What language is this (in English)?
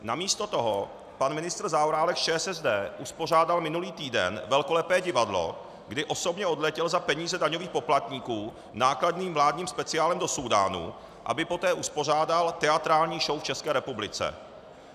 Czech